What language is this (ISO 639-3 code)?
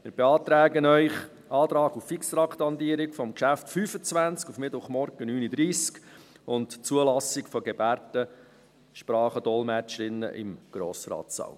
gsw